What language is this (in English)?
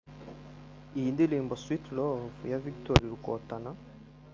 Kinyarwanda